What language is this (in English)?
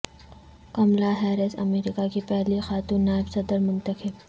Urdu